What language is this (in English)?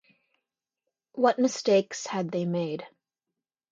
English